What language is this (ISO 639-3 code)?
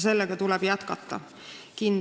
est